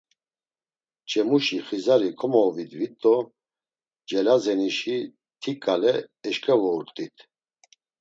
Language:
Laz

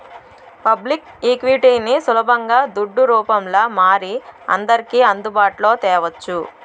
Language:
Telugu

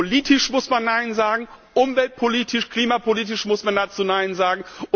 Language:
German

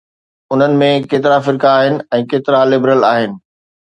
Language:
Sindhi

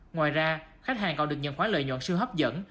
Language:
Vietnamese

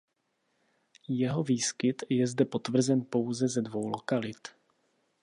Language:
Czech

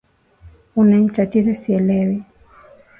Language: Swahili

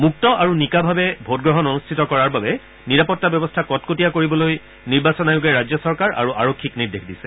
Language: Assamese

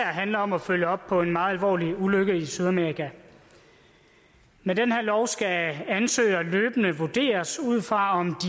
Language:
Danish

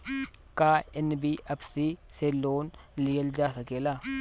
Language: Bhojpuri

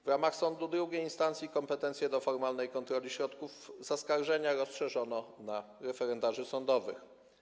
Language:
Polish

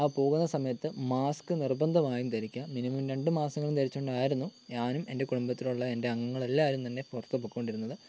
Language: Malayalam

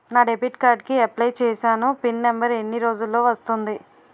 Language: Telugu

